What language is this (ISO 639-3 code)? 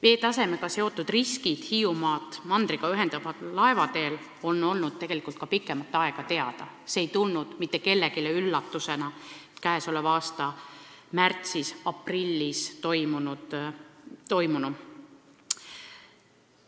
est